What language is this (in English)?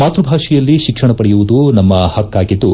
Kannada